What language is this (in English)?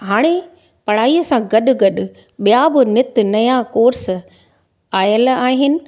Sindhi